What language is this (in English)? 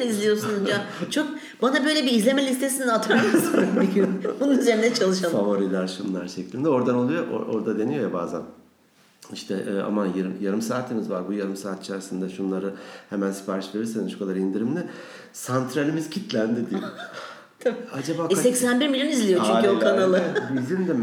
Turkish